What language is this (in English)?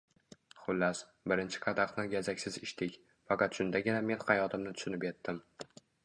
Uzbek